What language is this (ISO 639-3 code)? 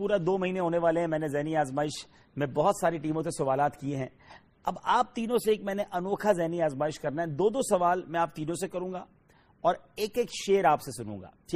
urd